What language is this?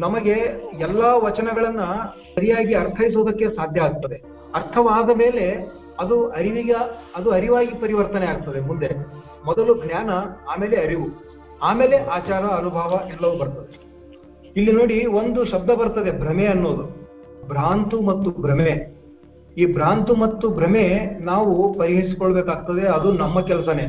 Kannada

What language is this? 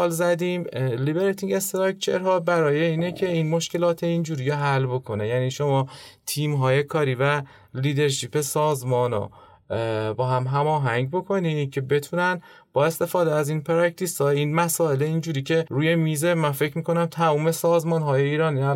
Persian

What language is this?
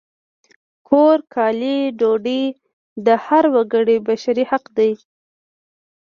Pashto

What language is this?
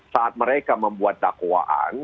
Indonesian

